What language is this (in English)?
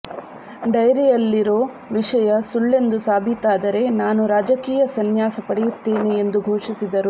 Kannada